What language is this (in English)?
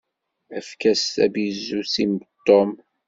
Kabyle